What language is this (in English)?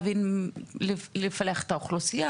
Hebrew